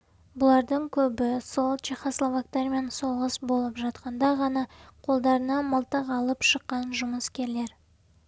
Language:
Kazakh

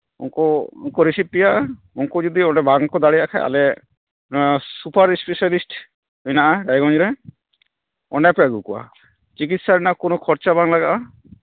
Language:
Santali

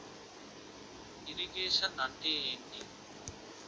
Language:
Telugu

